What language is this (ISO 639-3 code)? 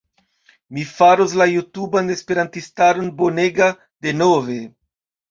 epo